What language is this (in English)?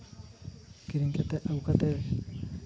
Santali